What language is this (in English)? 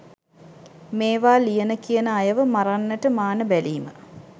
Sinhala